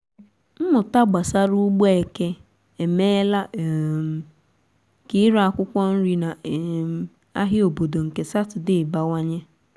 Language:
Igbo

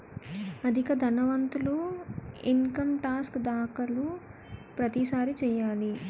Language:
Telugu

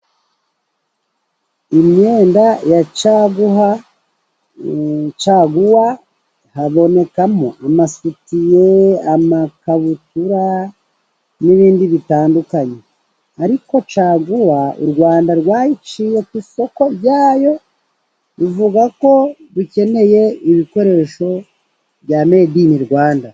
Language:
Kinyarwanda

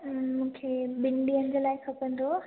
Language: Sindhi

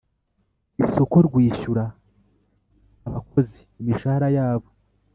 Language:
Kinyarwanda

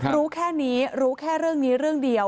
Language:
Thai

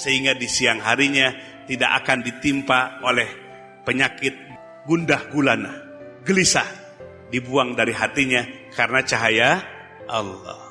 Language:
Indonesian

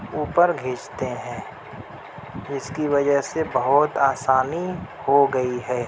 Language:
Urdu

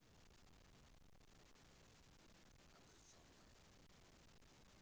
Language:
Russian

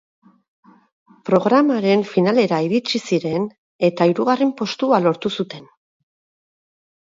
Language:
Basque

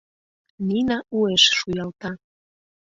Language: Mari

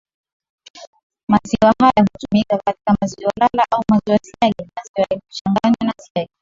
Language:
Swahili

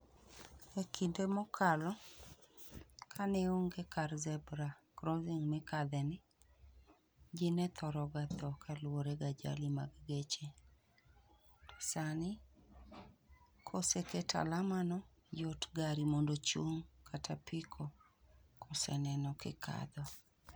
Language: Luo (Kenya and Tanzania)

